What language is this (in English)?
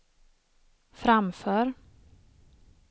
Swedish